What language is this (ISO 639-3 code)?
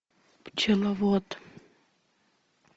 rus